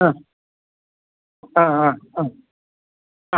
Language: Malayalam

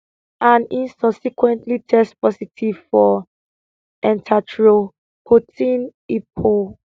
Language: Nigerian Pidgin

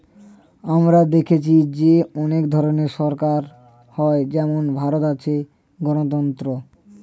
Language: Bangla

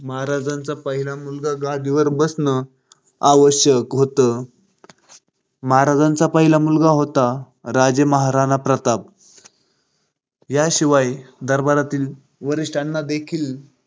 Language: Marathi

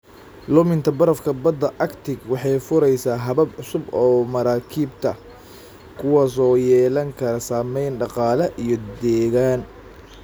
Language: Somali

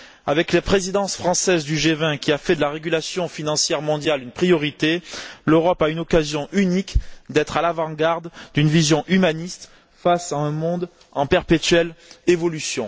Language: French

